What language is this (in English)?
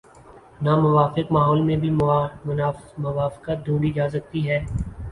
Urdu